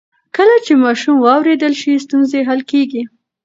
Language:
Pashto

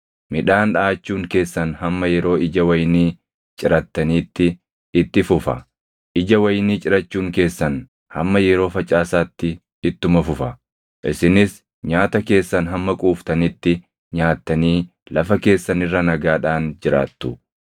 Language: Oromo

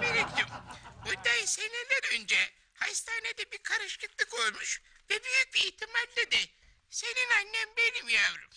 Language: Turkish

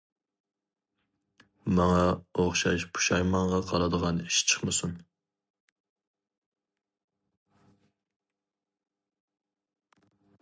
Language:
Uyghur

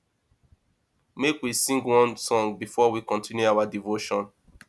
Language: Nigerian Pidgin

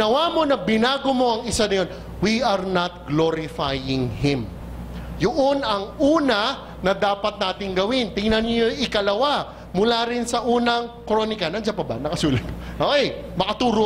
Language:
Filipino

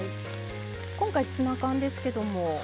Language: Japanese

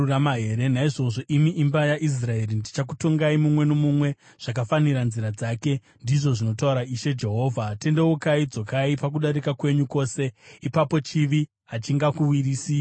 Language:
Shona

